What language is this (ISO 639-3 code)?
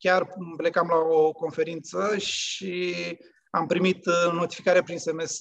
ron